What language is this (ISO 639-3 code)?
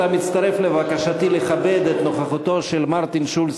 heb